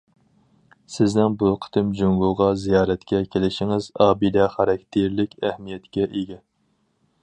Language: Uyghur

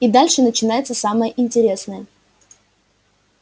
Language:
Russian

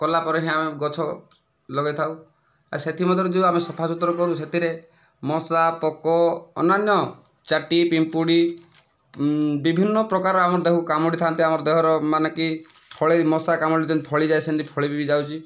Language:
Odia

